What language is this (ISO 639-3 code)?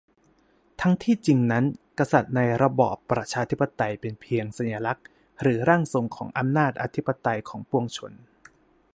tha